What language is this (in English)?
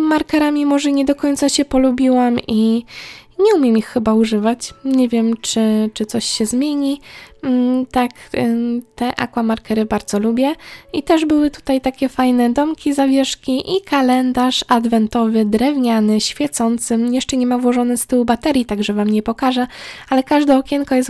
Polish